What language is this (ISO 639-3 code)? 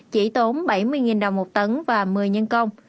vie